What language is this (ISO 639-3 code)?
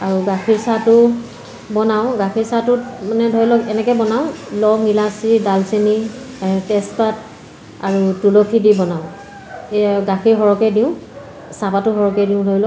asm